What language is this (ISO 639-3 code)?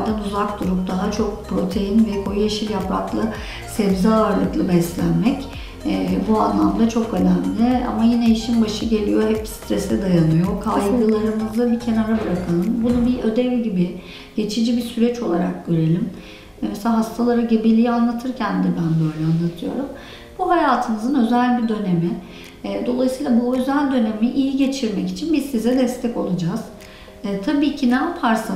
tur